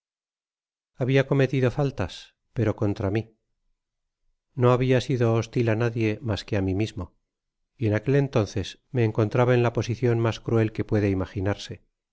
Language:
Spanish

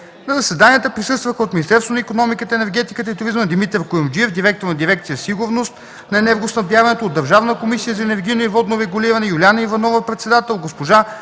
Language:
Bulgarian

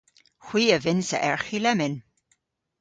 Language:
Cornish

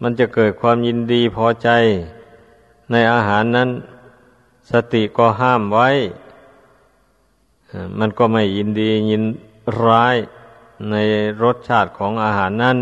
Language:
Thai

